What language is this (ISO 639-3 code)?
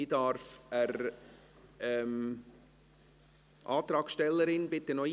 gsw